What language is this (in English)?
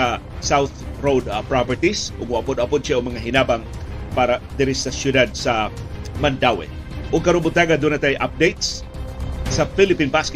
Filipino